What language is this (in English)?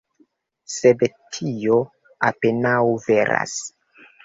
Esperanto